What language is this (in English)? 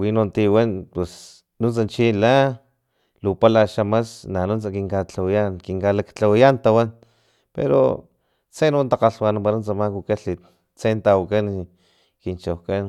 Filomena Mata-Coahuitlán Totonac